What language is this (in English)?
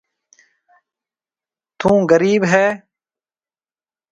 Marwari (Pakistan)